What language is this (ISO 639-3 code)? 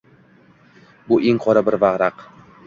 uzb